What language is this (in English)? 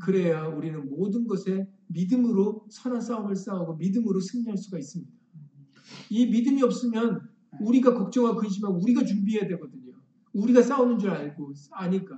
Korean